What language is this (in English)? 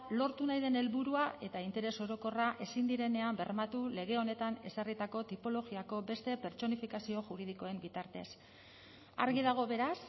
Basque